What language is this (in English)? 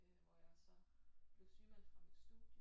Danish